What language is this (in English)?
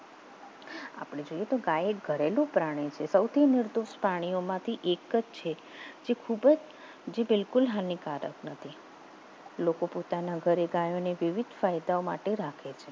Gujarati